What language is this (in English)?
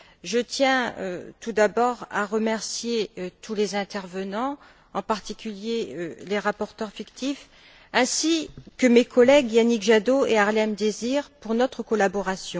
French